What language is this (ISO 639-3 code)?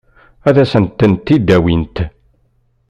kab